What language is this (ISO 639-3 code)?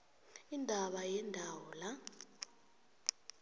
nbl